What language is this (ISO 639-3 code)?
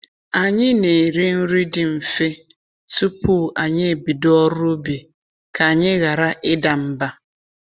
ibo